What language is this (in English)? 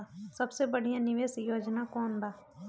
Bhojpuri